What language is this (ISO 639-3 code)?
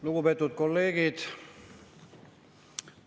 est